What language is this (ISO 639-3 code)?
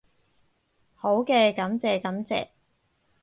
yue